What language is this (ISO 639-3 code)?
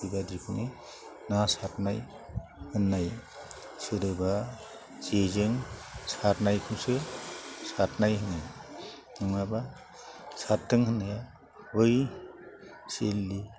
brx